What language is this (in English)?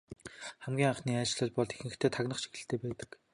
Mongolian